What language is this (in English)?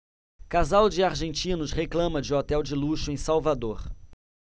Portuguese